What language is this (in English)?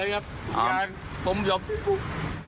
Thai